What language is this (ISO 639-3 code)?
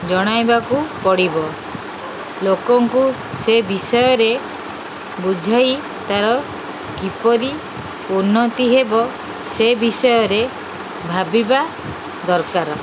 ori